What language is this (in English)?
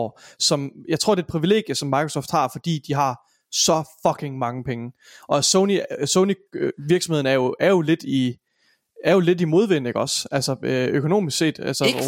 Danish